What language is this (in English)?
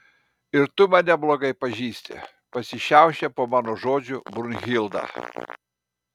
Lithuanian